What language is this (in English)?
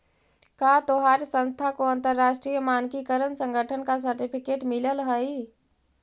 Magahi